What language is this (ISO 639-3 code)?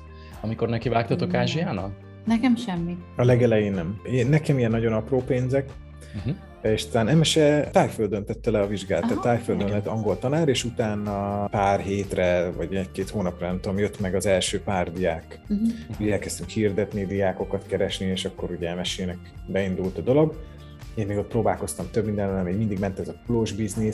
hun